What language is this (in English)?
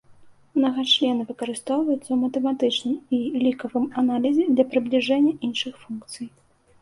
Belarusian